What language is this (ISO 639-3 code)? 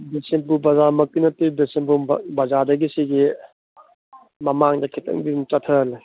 mni